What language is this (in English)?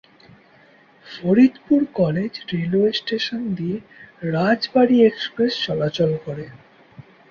Bangla